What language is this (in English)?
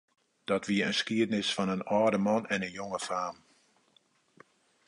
Western Frisian